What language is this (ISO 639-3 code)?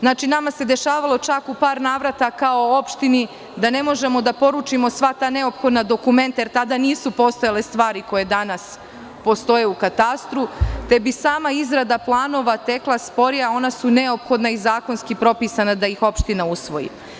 srp